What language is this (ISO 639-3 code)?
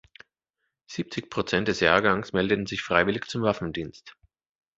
deu